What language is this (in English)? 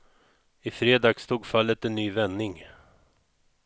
Swedish